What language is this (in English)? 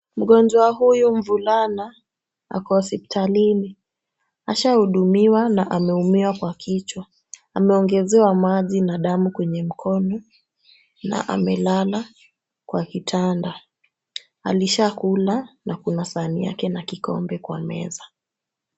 Swahili